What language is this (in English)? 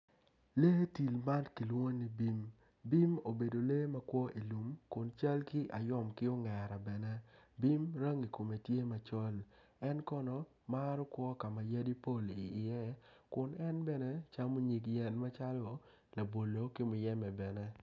Acoli